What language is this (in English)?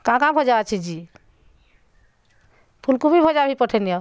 Odia